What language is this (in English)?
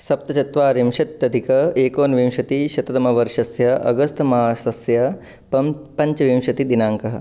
Sanskrit